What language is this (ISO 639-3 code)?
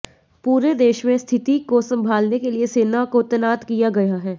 hin